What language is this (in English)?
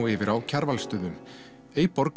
Icelandic